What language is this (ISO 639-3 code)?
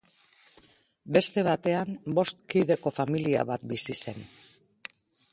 eus